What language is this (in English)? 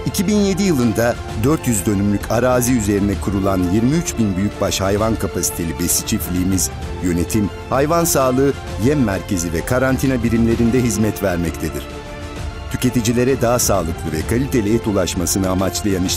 Turkish